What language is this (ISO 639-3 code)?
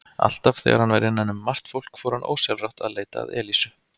isl